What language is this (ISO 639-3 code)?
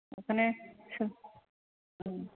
brx